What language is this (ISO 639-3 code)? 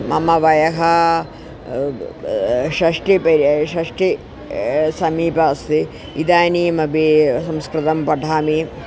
san